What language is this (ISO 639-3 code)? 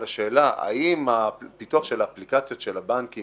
heb